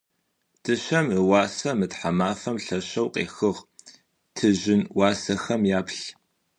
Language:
Adyghe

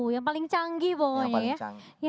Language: Indonesian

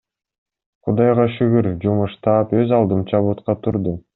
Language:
Kyrgyz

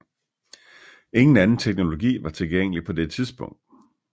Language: Danish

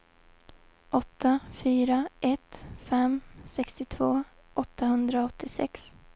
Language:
Swedish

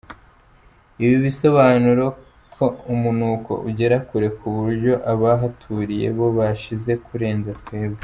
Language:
Kinyarwanda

